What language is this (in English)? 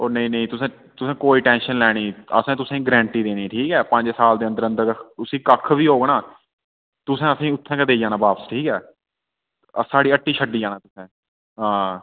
Dogri